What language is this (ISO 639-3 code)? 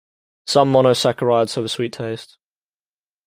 eng